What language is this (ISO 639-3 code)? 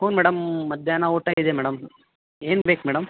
kan